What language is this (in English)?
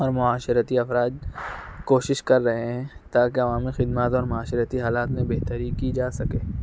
Urdu